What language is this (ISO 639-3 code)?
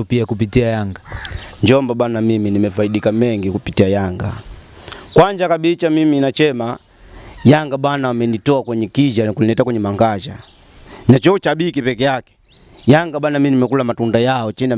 swa